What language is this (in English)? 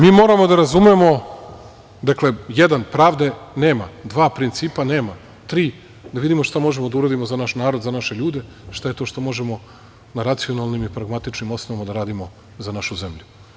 Serbian